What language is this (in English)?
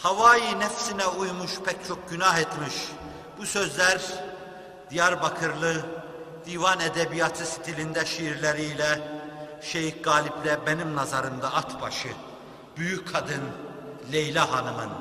Turkish